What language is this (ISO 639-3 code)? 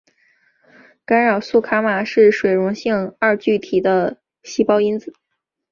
zho